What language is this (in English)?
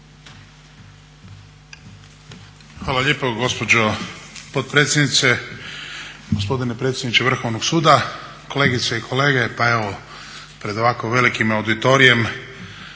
Croatian